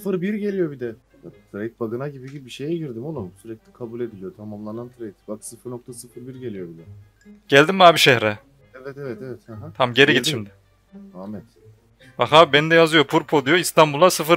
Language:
Turkish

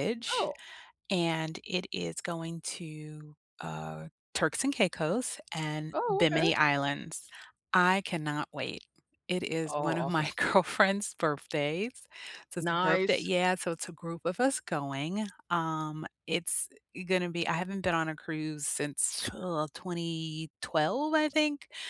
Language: English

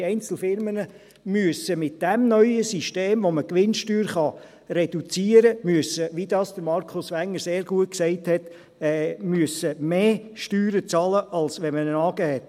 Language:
Swiss German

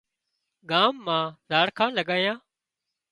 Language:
Wadiyara Koli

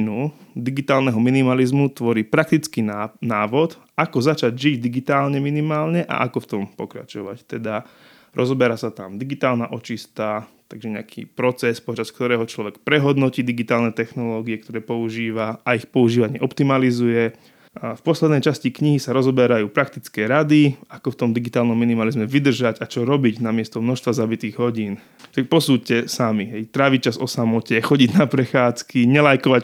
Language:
Slovak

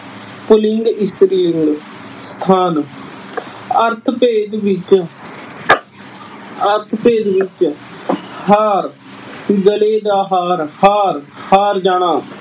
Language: Punjabi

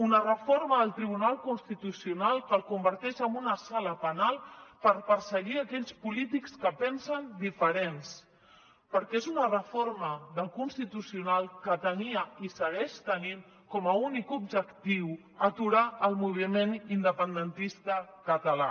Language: Catalan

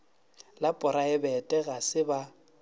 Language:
Northern Sotho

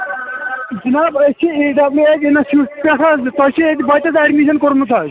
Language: Kashmiri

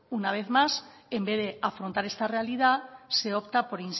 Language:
Spanish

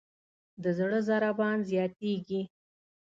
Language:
Pashto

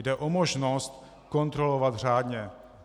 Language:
Czech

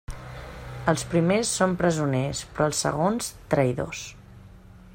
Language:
Catalan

